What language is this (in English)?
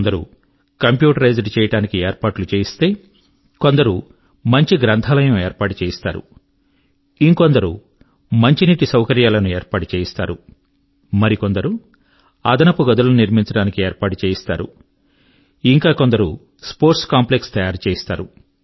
Telugu